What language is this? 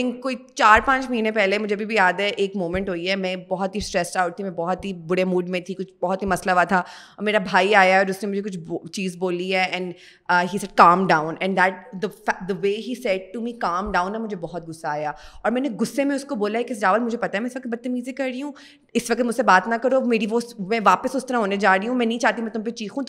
Urdu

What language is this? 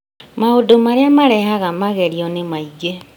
Kikuyu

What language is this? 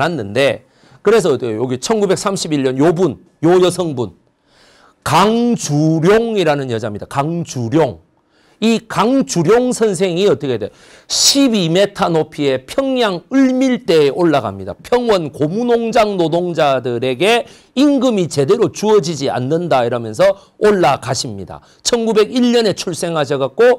Korean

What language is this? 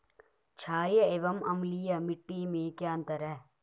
Hindi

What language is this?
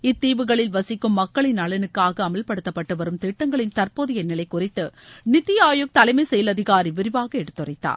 Tamil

